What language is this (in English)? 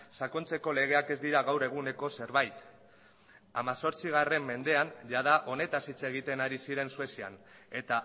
Basque